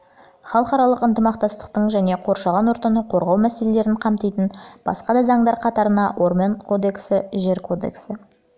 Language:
Kazakh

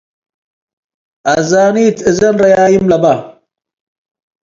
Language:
Tigre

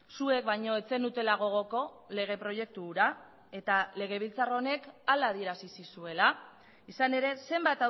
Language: Basque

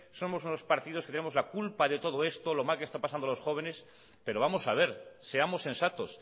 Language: Spanish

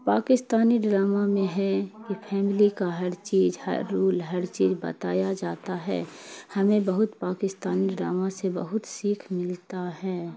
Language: Urdu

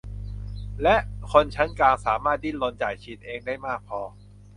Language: Thai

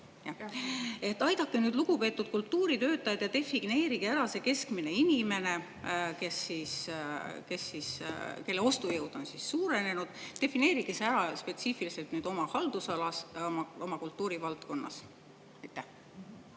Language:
Estonian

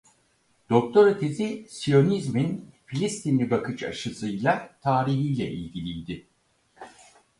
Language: Turkish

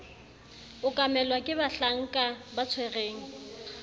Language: Southern Sotho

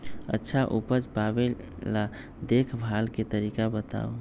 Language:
Magahi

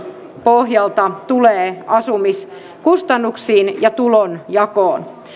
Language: Finnish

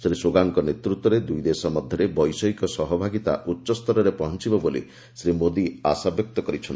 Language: Odia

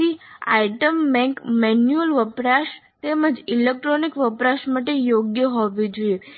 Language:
Gujarati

